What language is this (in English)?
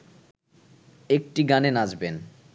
Bangla